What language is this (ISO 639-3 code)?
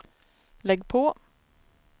swe